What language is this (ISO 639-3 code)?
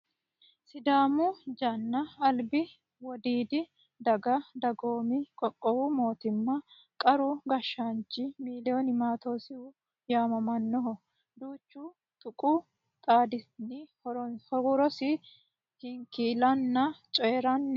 sid